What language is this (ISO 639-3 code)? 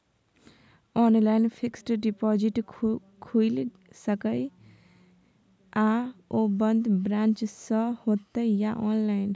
mai